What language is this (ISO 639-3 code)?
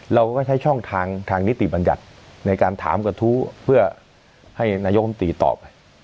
tha